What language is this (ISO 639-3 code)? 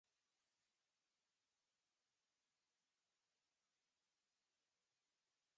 zho